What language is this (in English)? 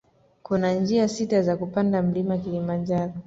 Swahili